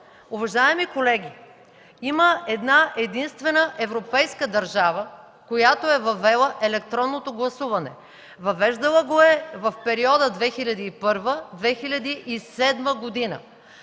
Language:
Bulgarian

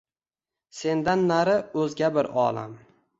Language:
Uzbek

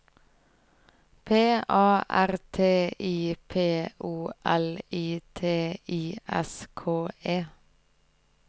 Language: Norwegian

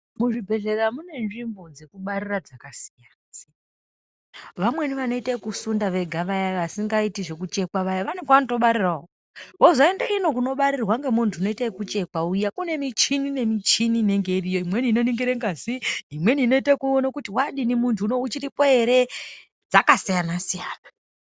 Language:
Ndau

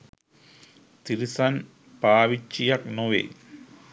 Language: Sinhala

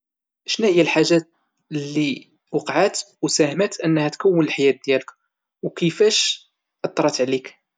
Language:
Moroccan Arabic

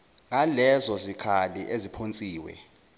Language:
Zulu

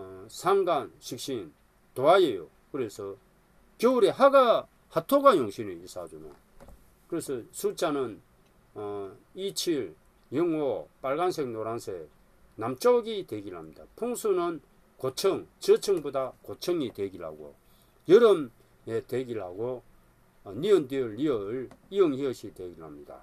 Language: Korean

